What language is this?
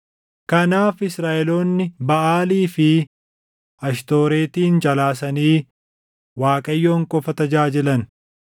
Oromo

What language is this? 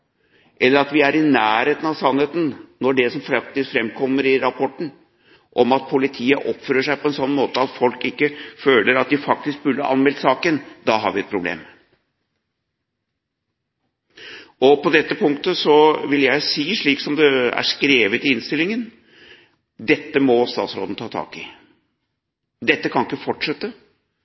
Norwegian Bokmål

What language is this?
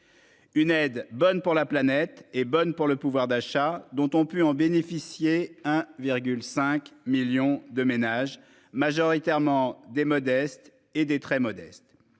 French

